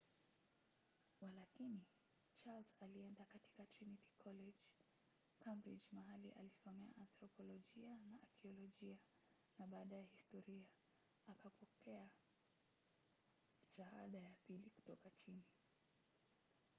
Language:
Swahili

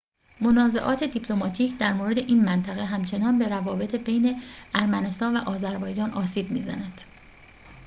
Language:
Persian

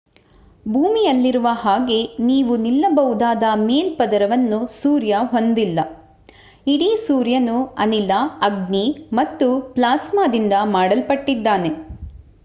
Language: Kannada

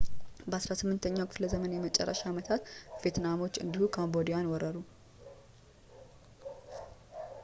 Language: Amharic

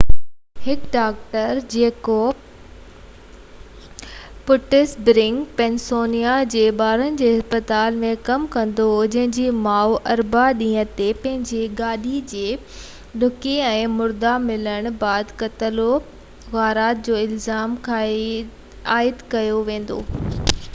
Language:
Sindhi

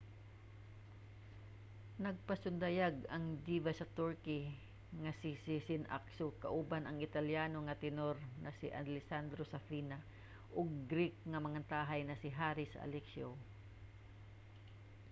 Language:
Cebuano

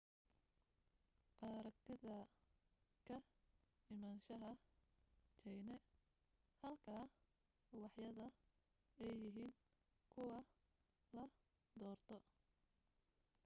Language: Somali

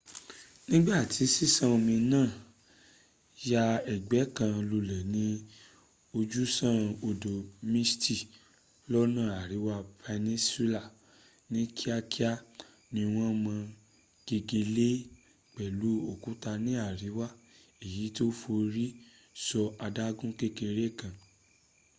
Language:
Yoruba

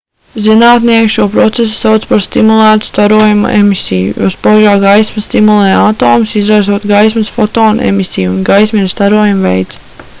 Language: Latvian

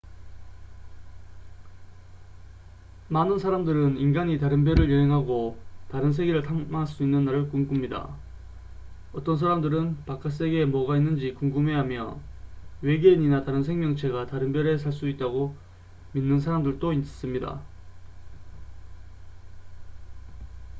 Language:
Korean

